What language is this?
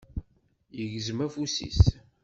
Kabyle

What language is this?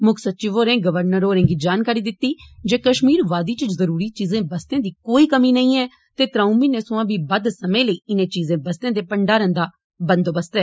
Dogri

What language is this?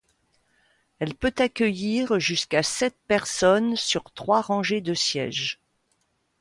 French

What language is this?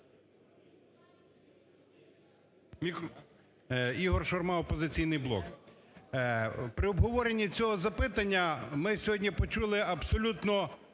Ukrainian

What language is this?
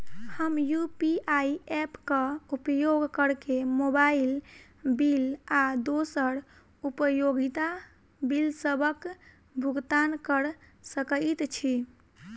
Maithili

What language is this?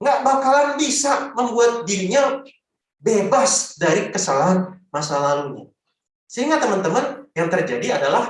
Indonesian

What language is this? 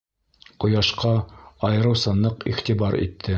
Bashkir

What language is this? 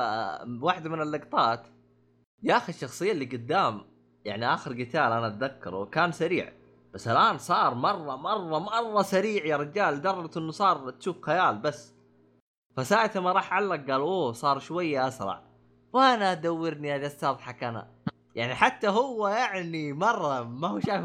Arabic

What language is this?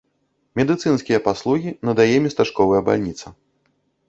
Belarusian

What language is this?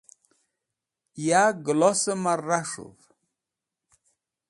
Wakhi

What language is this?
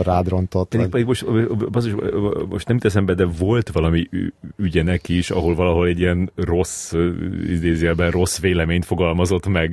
Hungarian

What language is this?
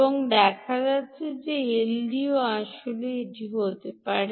Bangla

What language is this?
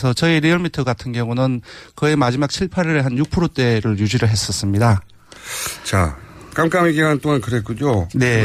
Korean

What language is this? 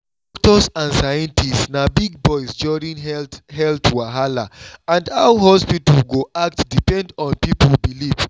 Nigerian Pidgin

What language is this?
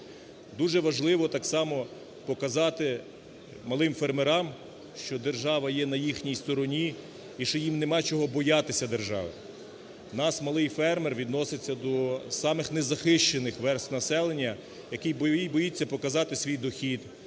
Ukrainian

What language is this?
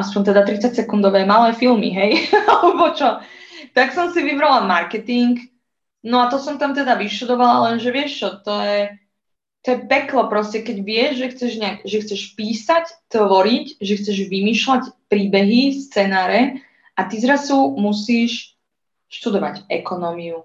Slovak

